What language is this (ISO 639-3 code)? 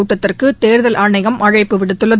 tam